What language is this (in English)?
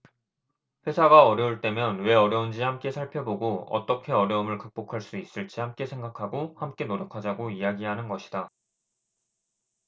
Korean